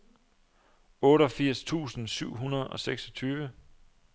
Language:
Danish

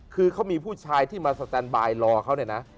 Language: Thai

